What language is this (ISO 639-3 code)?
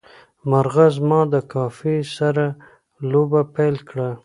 pus